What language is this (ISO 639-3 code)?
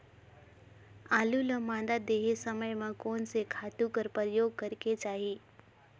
hne